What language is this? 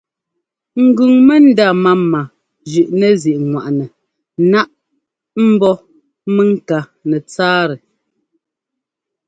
Ngomba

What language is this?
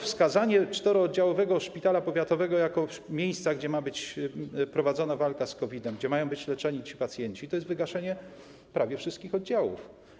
Polish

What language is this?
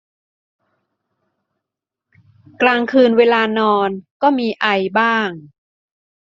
Thai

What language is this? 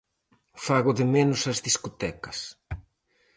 Galician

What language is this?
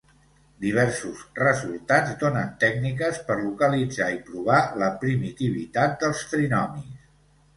Catalan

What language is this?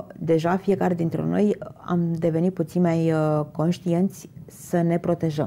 Romanian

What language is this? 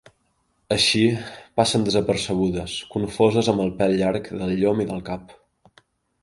Catalan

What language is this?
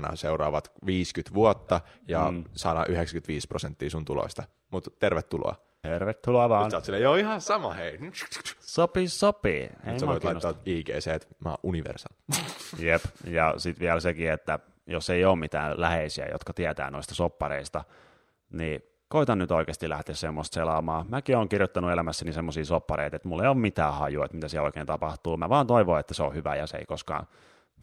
Finnish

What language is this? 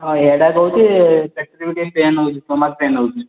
Odia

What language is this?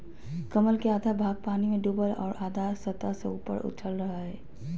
Magahi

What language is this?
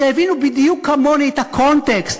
Hebrew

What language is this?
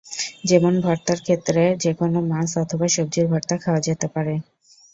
Bangla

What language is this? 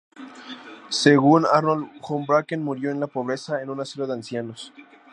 Spanish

